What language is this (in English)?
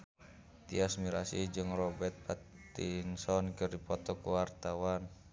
Sundanese